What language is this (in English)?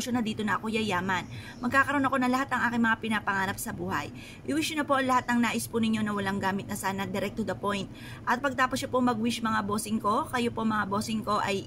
Filipino